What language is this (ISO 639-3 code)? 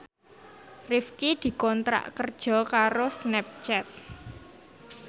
jav